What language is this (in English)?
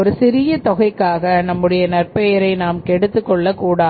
Tamil